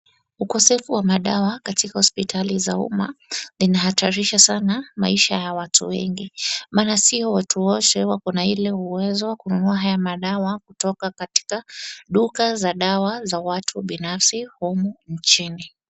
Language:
Swahili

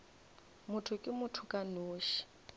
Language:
Northern Sotho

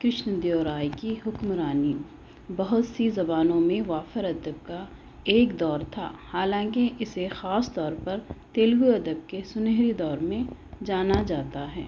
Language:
Urdu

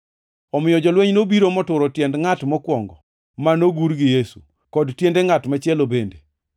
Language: Luo (Kenya and Tanzania)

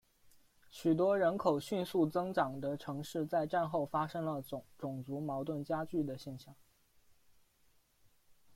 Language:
Chinese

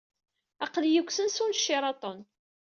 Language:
Kabyle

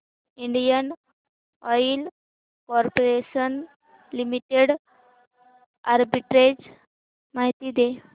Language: Marathi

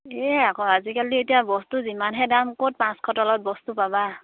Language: Assamese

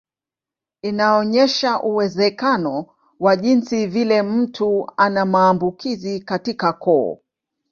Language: Swahili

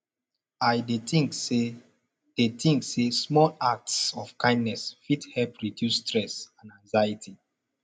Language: Nigerian Pidgin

